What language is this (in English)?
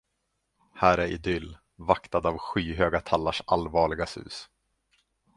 Swedish